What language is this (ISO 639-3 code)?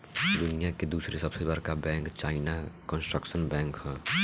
bho